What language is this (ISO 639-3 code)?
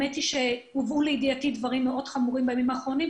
heb